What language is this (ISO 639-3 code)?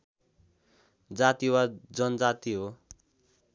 nep